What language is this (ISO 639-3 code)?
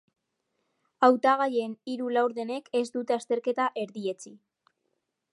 eus